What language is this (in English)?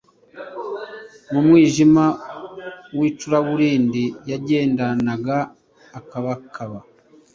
Kinyarwanda